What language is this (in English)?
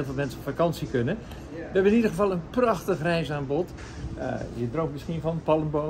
Dutch